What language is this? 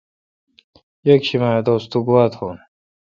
Kalkoti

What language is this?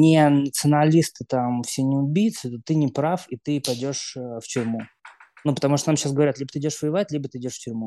Russian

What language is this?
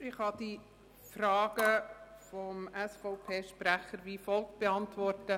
Swiss German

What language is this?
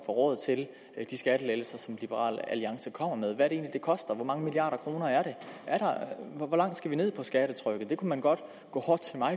Danish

